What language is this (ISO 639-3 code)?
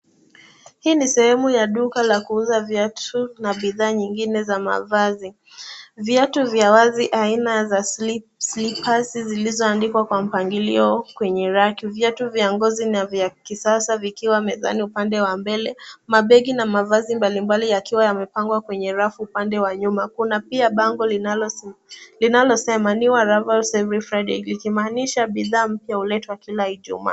swa